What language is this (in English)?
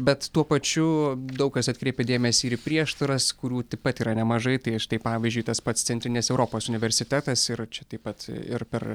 Lithuanian